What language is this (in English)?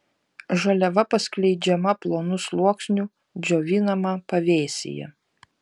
Lithuanian